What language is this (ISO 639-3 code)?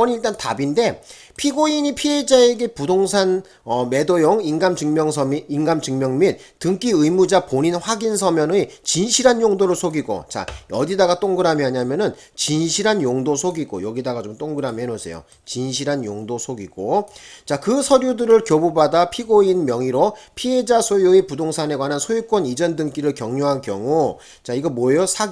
kor